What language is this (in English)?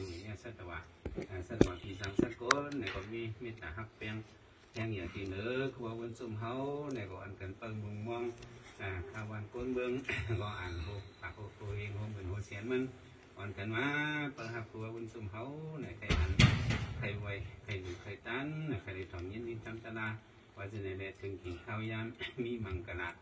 Thai